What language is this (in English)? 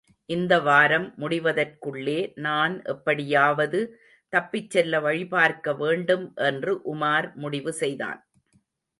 Tamil